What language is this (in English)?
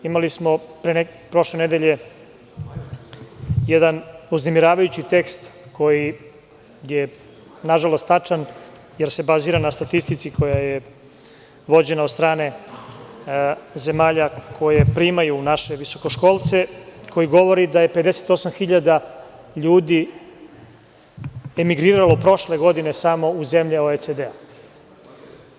Serbian